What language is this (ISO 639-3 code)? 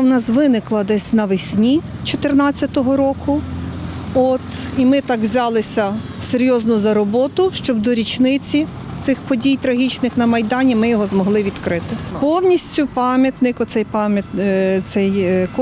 ukr